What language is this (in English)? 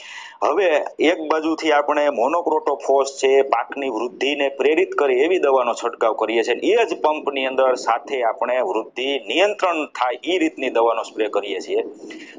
Gujarati